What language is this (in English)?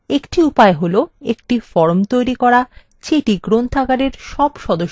Bangla